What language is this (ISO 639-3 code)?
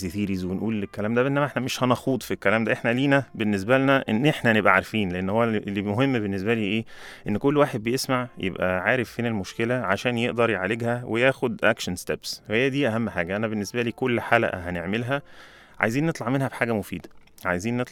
ara